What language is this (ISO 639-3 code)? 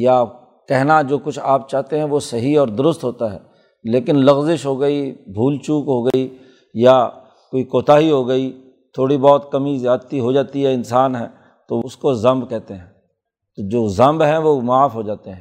urd